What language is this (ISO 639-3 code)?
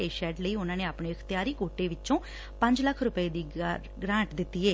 pan